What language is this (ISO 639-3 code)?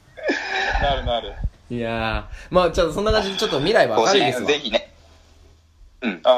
jpn